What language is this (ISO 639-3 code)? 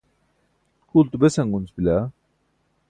bsk